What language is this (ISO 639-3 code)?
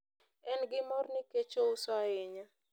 luo